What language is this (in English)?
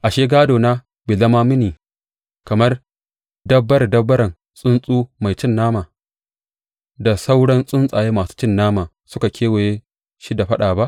Hausa